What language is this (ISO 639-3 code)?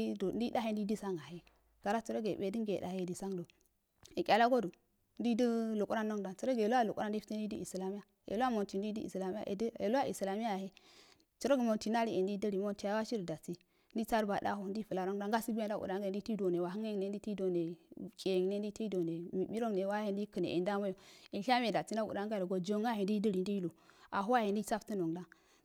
aal